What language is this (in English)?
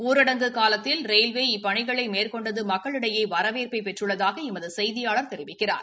Tamil